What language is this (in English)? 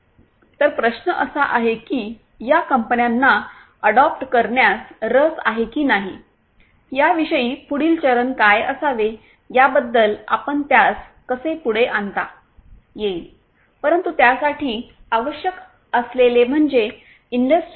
Marathi